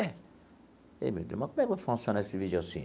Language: Portuguese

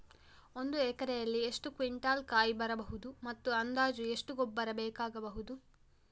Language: Kannada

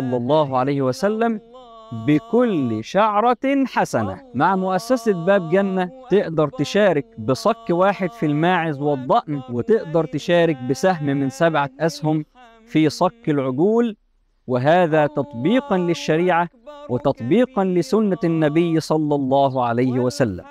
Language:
Arabic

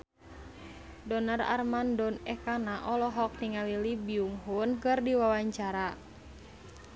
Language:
Sundanese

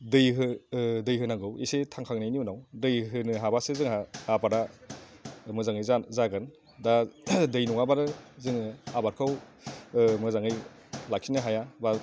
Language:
Bodo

